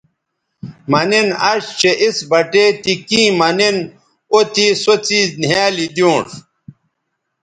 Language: Bateri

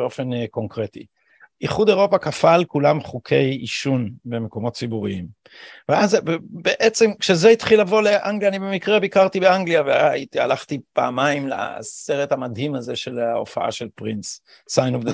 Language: Hebrew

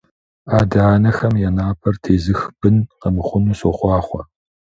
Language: Kabardian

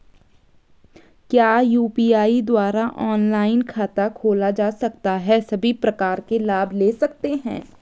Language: Hindi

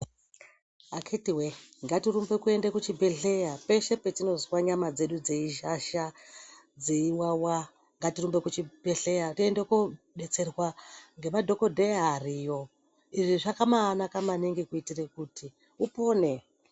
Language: Ndau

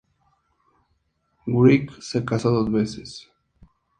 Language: Spanish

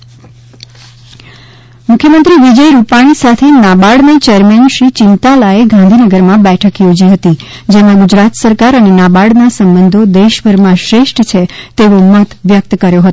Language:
Gujarati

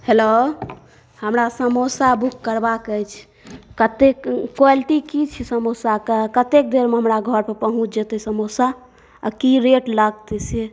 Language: Maithili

